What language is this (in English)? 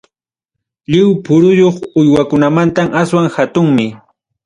Ayacucho Quechua